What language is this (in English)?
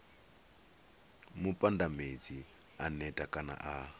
Venda